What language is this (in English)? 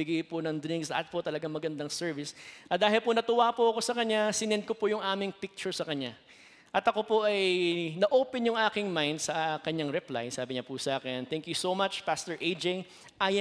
Filipino